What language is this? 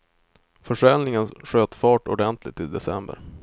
Swedish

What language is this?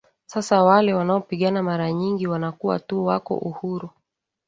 Swahili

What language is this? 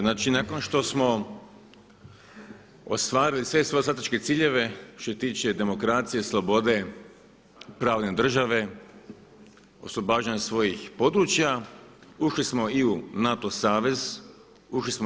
Croatian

